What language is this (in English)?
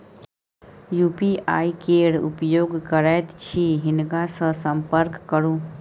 Maithili